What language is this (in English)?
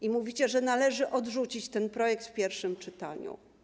Polish